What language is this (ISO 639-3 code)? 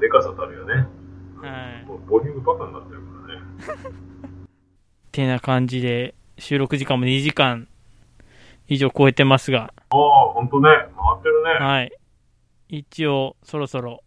jpn